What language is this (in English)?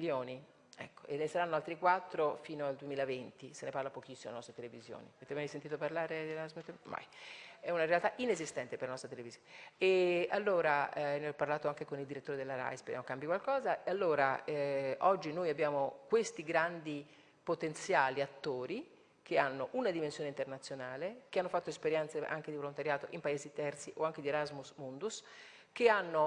Italian